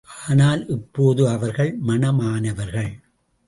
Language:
Tamil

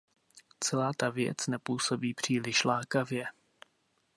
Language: Czech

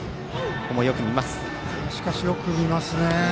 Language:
Japanese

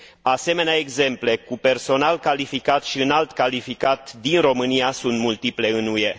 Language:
Romanian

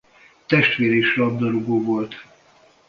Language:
Hungarian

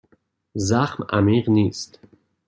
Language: Persian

